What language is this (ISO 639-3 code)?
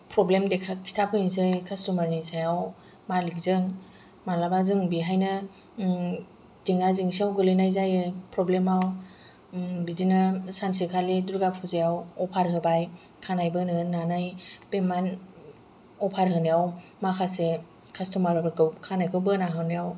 brx